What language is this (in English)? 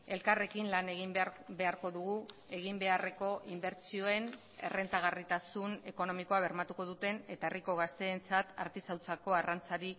Basque